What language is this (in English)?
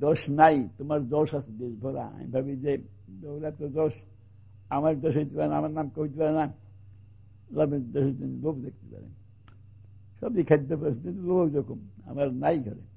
Turkish